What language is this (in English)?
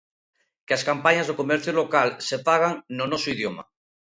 Galician